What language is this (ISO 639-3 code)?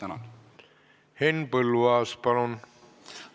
est